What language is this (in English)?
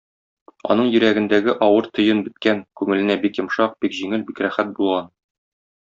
Tatar